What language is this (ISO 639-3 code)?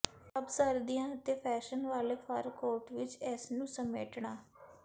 pan